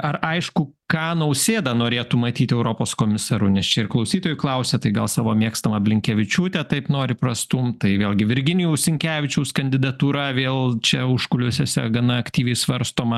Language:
Lithuanian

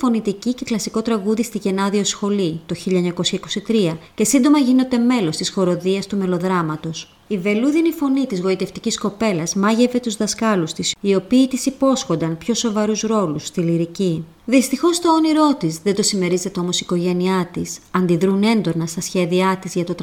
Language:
Greek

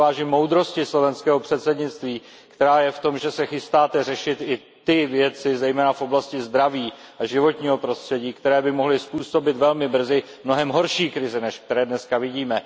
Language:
Czech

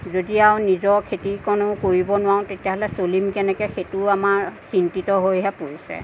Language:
Assamese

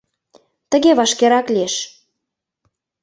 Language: Mari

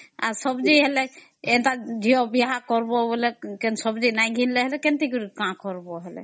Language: Odia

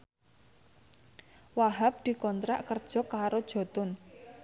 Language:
Javanese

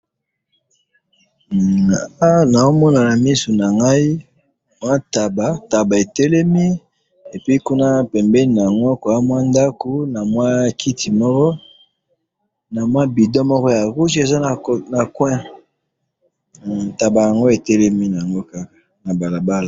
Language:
Lingala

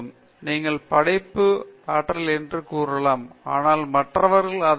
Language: Tamil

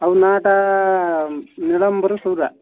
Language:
Odia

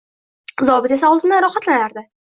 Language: Uzbek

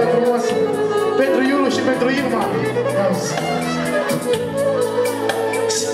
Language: Romanian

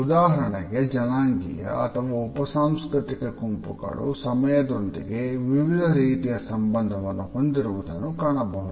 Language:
Kannada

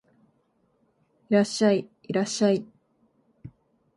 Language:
Japanese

